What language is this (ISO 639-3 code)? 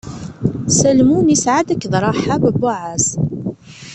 kab